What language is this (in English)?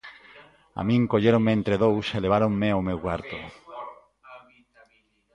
Galician